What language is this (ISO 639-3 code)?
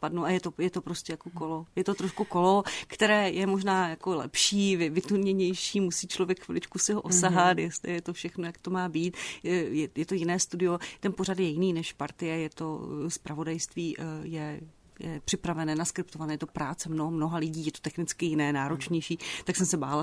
ces